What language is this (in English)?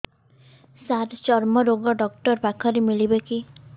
Odia